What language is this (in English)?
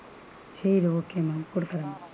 Tamil